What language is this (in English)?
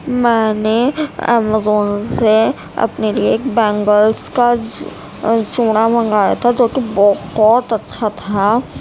Urdu